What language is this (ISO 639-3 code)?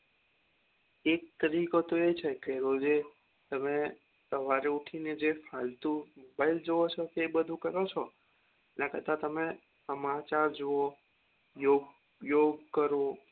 guj